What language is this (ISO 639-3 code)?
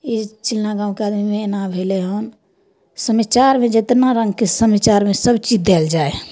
mai